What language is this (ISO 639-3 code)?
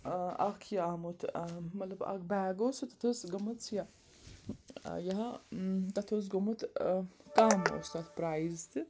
kas